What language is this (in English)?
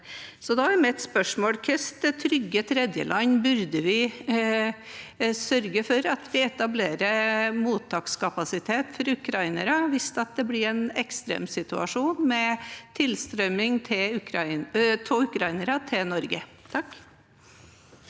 Norwegian